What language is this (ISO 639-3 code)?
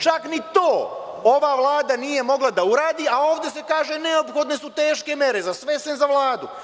srp